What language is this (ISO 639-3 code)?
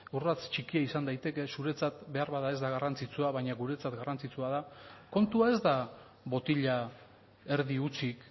eus